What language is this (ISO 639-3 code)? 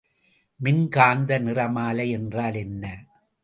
tam